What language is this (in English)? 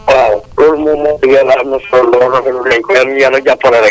Wolof